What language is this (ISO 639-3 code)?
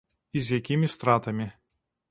bel